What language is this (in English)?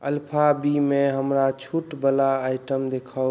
Maithili